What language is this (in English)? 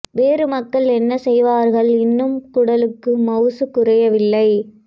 Tamil